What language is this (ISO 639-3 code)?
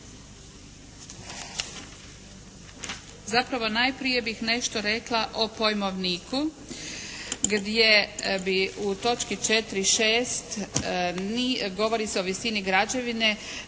hrv